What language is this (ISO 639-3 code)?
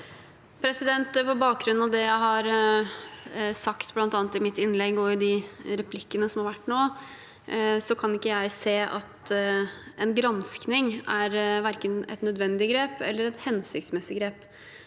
nor